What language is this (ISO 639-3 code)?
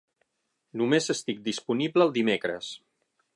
cat